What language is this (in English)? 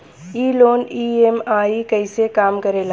Bhojpuri